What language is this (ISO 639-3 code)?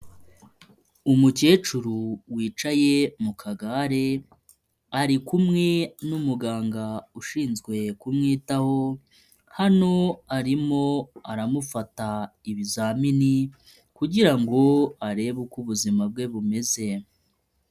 kin